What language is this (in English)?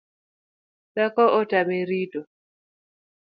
Luo (Kenya and Tanzania)